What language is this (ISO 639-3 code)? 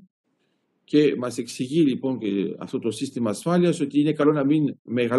ell